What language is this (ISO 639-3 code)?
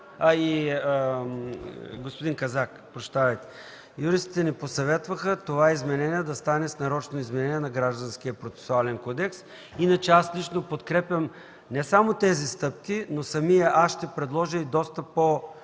bul